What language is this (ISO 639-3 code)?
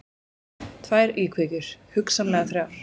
isl